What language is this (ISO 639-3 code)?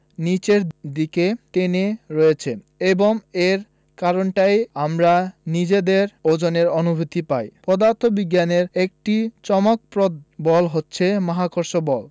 ben